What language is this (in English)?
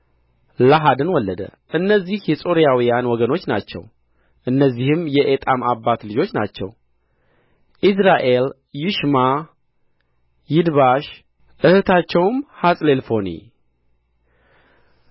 Amharic